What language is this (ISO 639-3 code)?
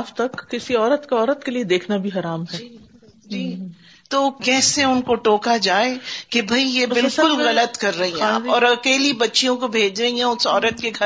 urd